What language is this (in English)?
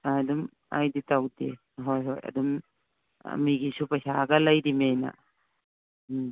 Manipuri